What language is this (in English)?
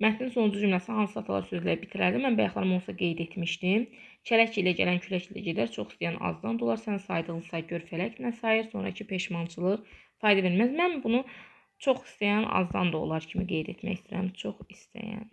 Turkish